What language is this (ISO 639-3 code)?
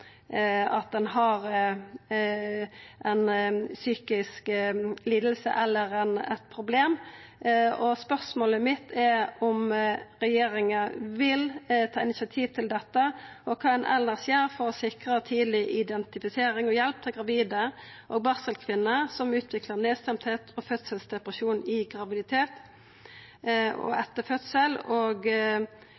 nno